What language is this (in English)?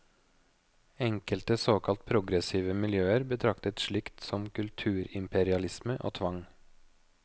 Norwegian